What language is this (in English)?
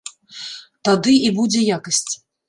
Belarusian